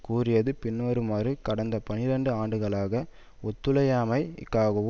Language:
Tamil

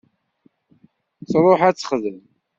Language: Kabyle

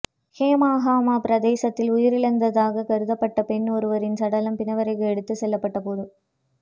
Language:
Tamil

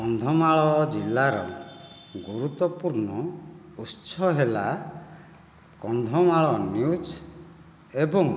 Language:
Odia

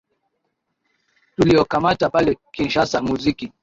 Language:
Swahili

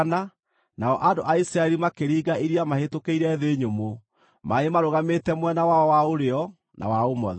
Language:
Kikuyu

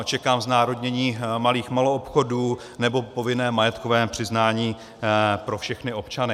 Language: Czech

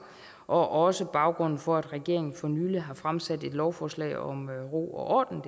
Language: Danish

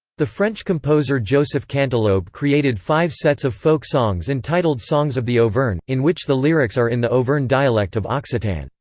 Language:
English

